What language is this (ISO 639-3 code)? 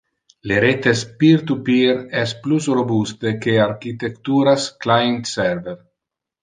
ina